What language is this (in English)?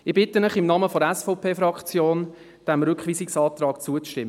Swiss German